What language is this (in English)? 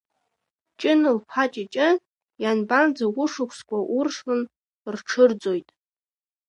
Abkhazian